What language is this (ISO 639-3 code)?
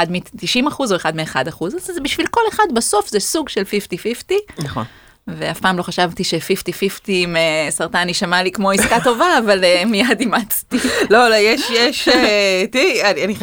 heb